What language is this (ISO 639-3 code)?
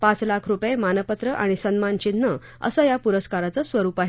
mar